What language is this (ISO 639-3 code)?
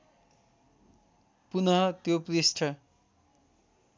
nep